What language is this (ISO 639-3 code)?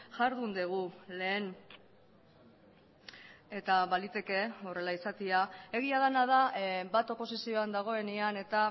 eus